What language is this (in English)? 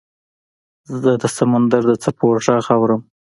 Pashto